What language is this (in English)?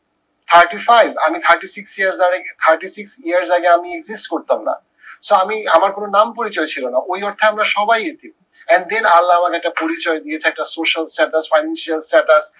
Bangla